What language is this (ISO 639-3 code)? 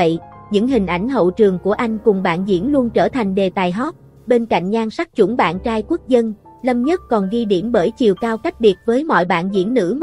vie